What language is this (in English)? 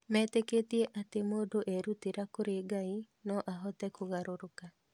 Kikuyu